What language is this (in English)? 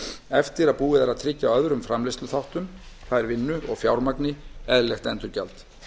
Icelandic